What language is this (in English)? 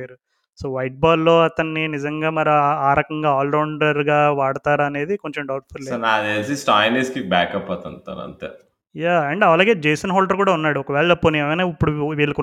Telugu